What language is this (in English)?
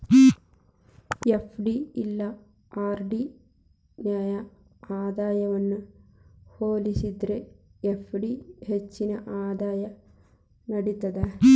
Kannada